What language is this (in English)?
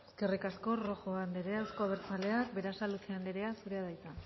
Basque